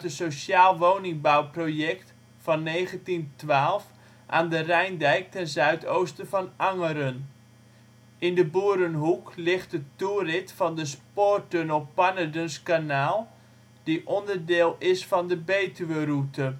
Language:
Dutch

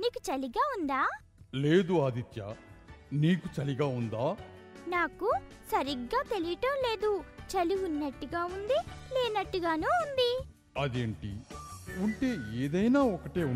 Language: Telugu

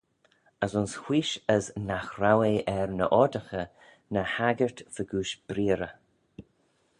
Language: Manx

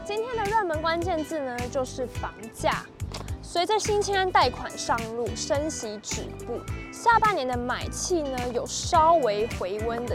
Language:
Chinese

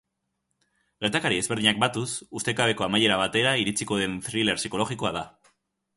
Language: Basque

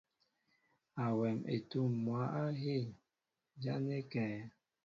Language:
Mbo (Cameroon)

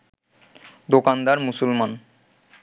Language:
Bangla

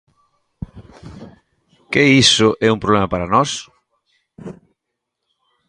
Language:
Galician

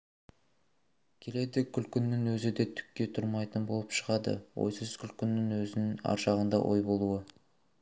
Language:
Kazakh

